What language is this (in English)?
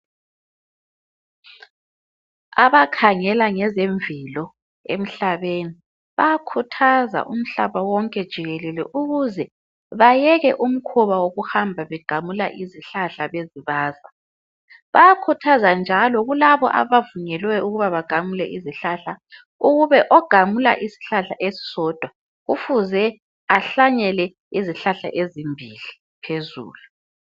North Ndebele